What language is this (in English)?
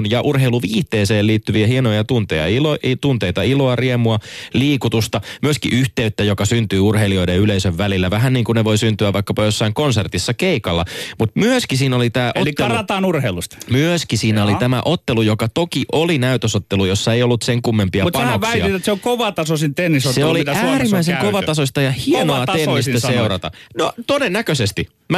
Finnish